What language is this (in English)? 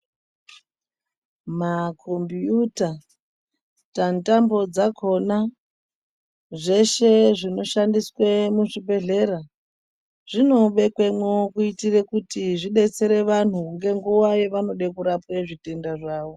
Ndau